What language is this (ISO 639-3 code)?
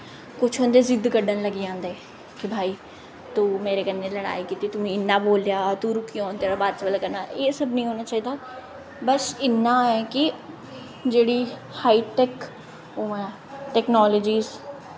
doi